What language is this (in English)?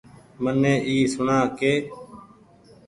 Goaria